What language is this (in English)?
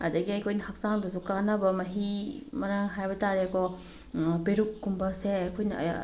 Manipuri